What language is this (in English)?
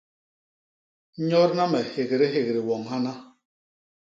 Basaa